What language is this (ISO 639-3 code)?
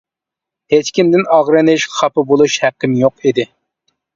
uig